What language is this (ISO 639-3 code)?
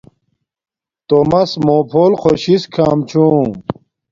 dmk